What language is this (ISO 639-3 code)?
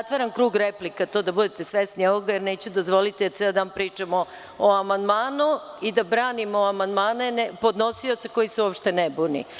srp